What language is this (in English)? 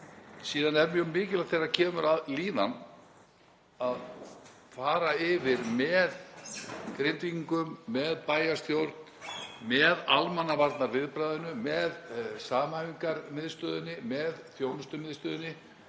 Icelandic